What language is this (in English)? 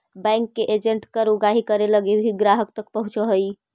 Magahi